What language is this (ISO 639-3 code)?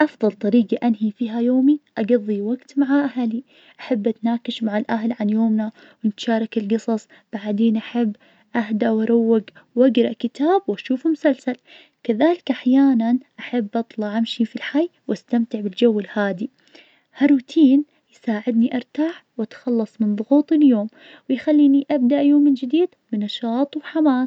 ars